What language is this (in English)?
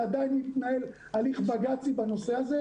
Hebrew